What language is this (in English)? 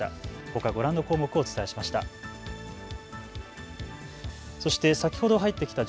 Japanese